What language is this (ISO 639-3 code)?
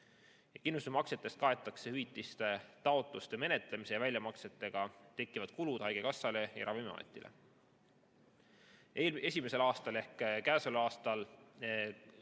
est